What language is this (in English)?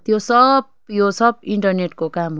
Nepali